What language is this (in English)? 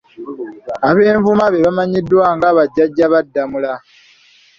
Ganda